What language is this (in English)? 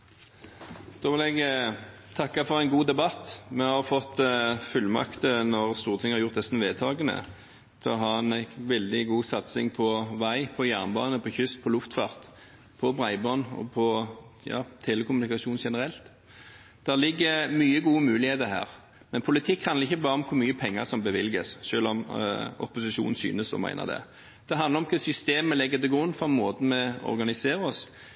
Norwegian